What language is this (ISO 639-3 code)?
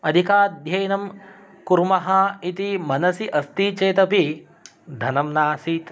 san